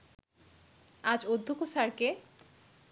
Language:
Bangla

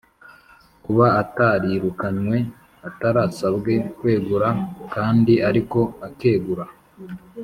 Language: Kinyarwanda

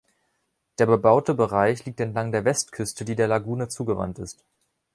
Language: German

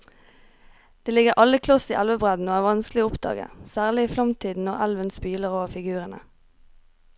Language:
Norwegian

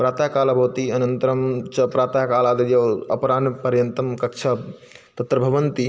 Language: Sanskrit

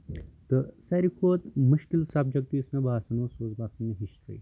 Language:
Kashmiri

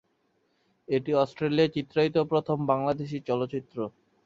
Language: Bangla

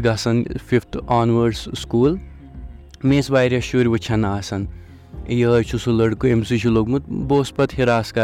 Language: Urdu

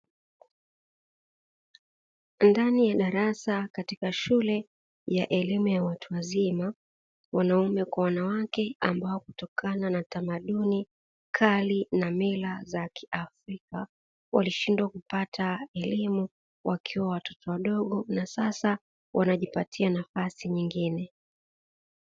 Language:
Swahili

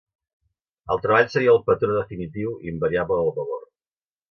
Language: Catalan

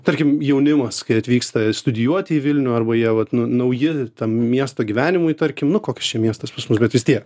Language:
Lithuanian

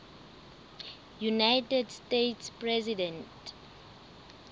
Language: Southern Sotho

